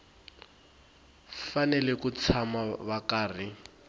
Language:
Tsonga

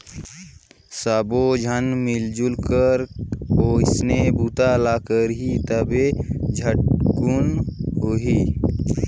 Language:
Chhattisgarhi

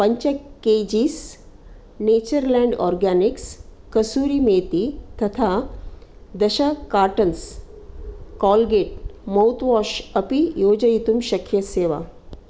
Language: Sanskrit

